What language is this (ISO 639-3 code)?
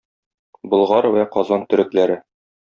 tat